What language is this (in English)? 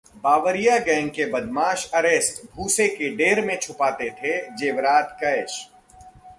Hindi